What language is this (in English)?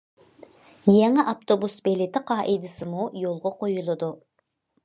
Uyghur